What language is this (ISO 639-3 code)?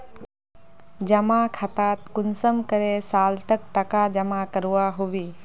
mag